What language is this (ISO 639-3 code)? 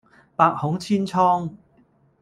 yue